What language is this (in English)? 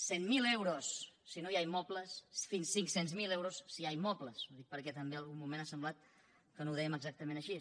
Catalan